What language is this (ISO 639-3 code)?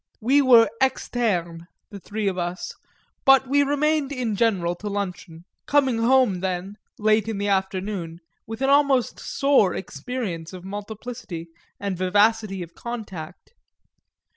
eng